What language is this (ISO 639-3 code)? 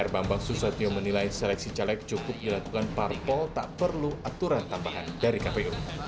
ind